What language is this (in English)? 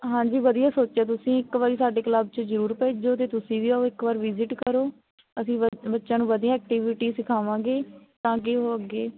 Punjabi